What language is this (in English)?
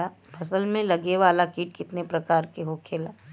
Bhojpuri